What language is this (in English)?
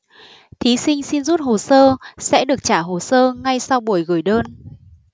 Vietnamese